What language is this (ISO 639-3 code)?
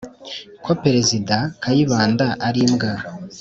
kin